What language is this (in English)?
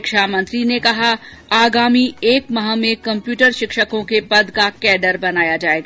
Hindi